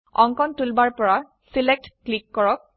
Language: Assamese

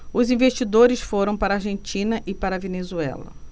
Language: Portuguese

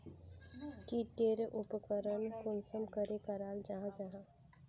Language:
Magahi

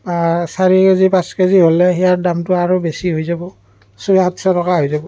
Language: Assamese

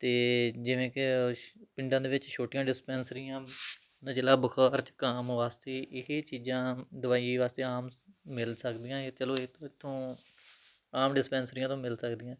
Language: Punjabi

